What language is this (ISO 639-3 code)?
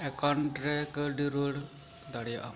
sat